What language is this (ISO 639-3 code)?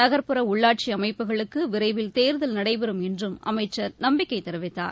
tam